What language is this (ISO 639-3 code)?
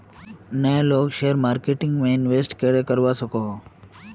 mag